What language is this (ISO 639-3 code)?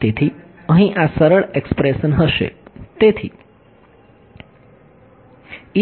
guj